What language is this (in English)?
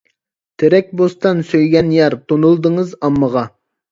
Uyghur